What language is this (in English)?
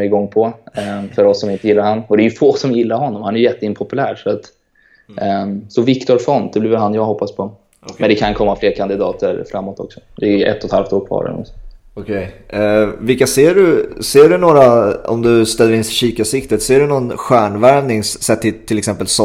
Swedish